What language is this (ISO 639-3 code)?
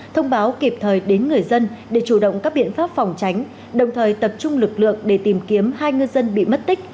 vie